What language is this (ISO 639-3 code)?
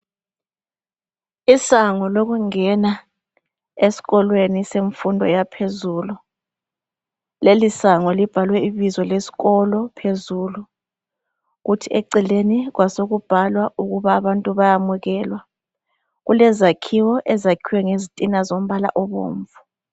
nde